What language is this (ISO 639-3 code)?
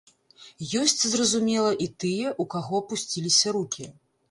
bel